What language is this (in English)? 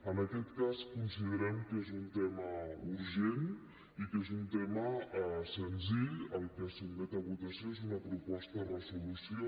Catalan